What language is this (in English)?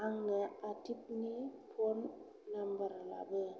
Bodo